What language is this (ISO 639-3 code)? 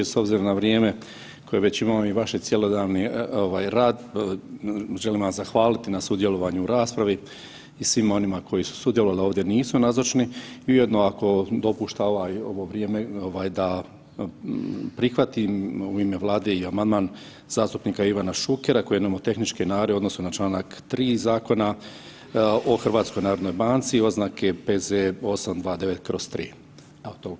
hrv